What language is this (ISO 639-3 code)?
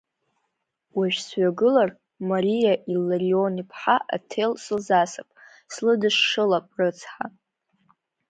abk